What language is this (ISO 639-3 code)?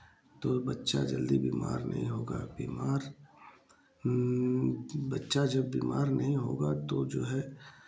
hin